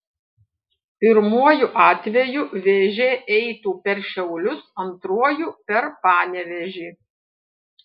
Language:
Lithuanian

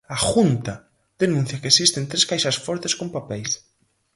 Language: Galician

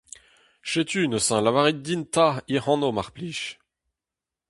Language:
Breton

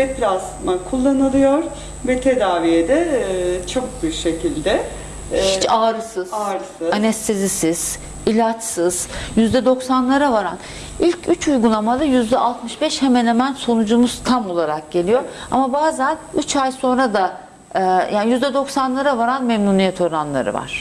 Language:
Turkish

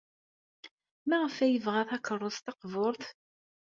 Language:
Kabyle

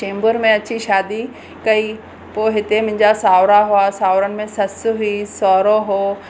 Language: Sindhi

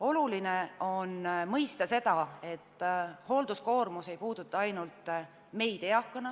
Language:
Estonian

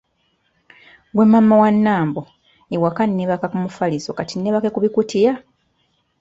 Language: Ganda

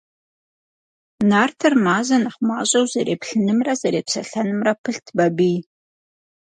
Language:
Kabardian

